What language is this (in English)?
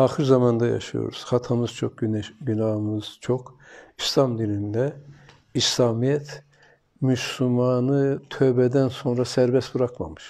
Turkish